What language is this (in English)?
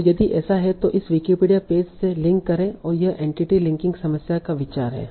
Hindi